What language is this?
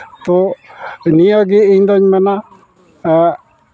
Santali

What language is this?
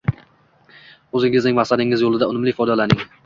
Uzbek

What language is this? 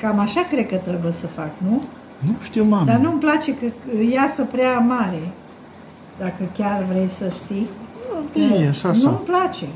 Romanian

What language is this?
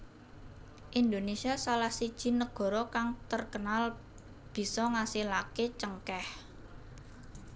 Javanese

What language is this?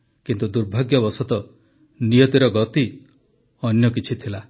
Odia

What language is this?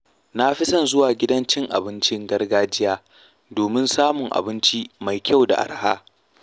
Hausa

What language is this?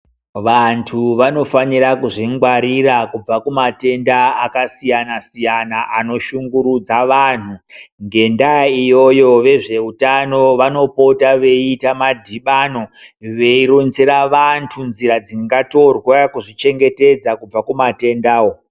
Ndau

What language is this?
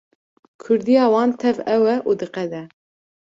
Kurdish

